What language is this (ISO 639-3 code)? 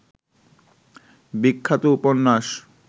ben